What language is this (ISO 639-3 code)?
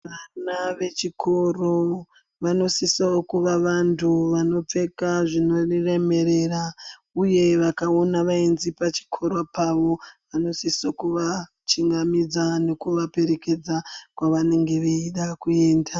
ndc